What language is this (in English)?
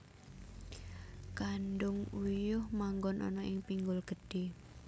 Javanese